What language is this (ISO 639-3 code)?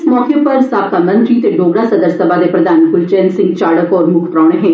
doi